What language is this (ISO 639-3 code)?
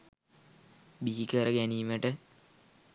sin